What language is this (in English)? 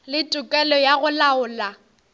Northern Sotho